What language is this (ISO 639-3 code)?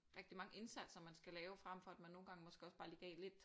dan